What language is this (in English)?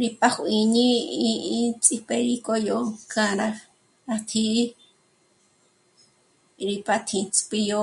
Michoacán Mazahua